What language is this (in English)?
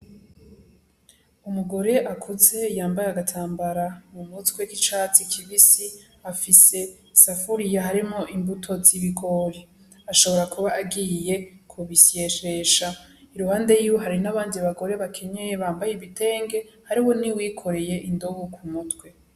Rundi